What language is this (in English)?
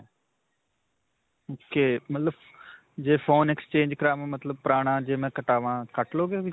Punjabi